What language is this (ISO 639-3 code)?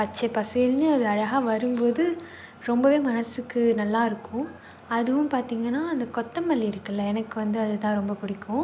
tam